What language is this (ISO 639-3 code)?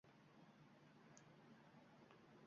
uzb